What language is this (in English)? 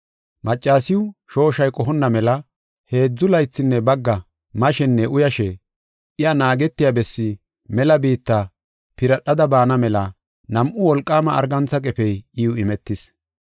Gofa